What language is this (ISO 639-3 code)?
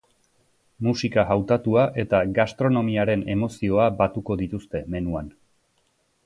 eus